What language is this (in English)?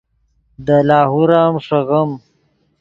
Yidgha